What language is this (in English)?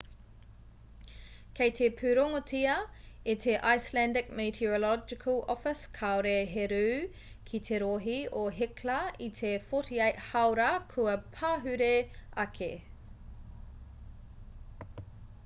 Māori